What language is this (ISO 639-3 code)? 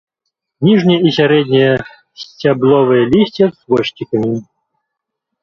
bel